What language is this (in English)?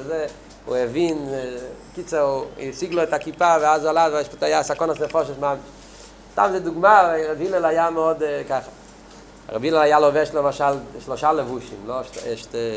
Hebrew